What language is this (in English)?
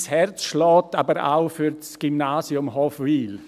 Swiss German